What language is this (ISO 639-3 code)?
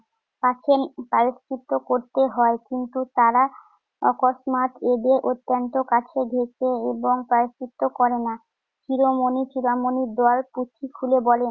ben